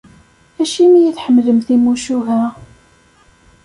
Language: Kabyle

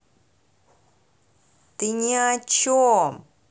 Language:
Russian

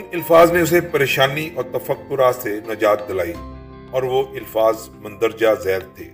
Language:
Urdu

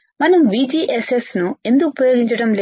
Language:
Telugu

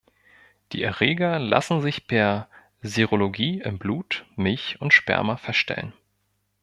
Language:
German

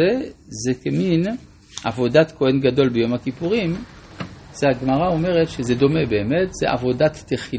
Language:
Hebrew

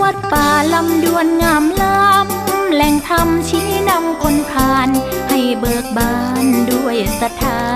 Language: Thai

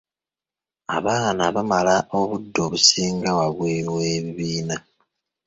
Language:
Ganda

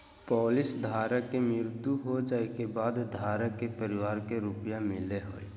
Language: Magahi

